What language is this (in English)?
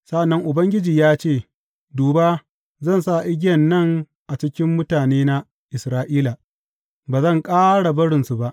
Hausa